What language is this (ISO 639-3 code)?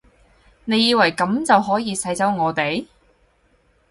yue